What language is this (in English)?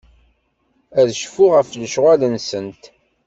Kabyle